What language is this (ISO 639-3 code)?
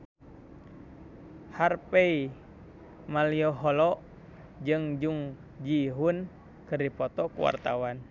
sun